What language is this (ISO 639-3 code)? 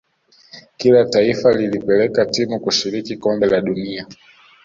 swa